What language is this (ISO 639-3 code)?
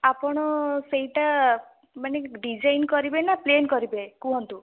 ori